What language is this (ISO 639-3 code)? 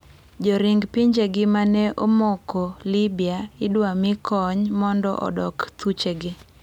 luo